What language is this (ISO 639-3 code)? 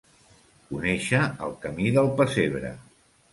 cat